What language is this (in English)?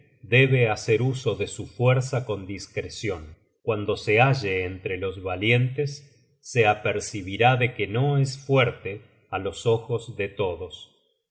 Spanish